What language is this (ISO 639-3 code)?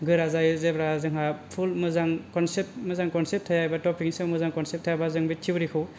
brx